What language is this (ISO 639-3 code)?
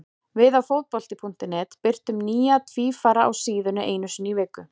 isl